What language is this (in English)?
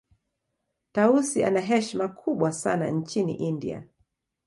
Swahili